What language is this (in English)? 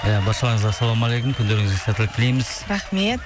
Kazakh